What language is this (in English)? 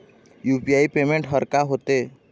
Chhattisgarhi